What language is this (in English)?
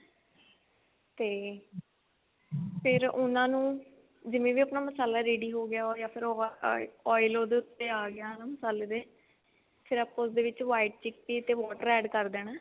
Punjabi